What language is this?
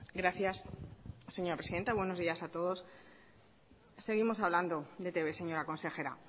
Spanish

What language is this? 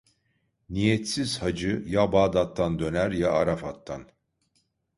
Turkish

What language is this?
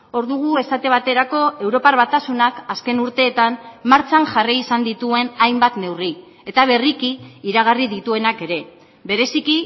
Basque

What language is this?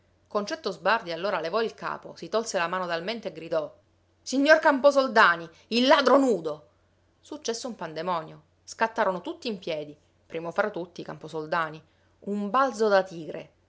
Italian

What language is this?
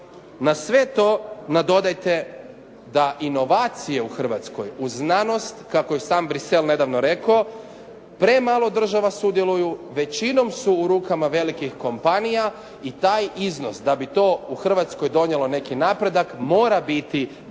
Croatian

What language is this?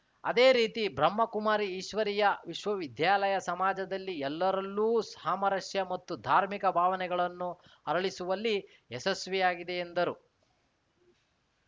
Kannada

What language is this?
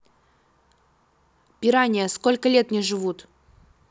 Russian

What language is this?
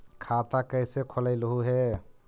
Magahi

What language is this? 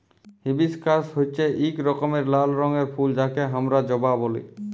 Bangla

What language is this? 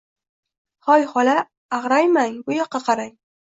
Uzbek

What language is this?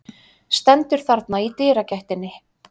Icelandic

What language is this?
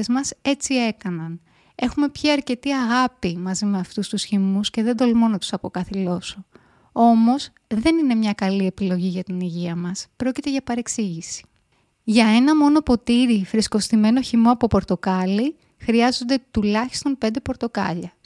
Greek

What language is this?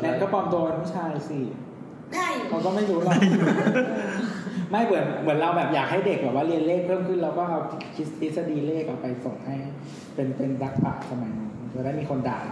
Thai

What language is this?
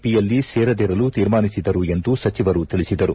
Kannada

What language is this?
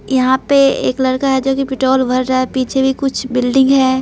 Hindi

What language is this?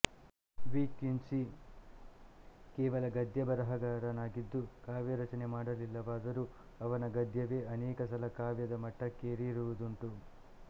Kannada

